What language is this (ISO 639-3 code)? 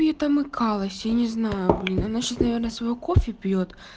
rus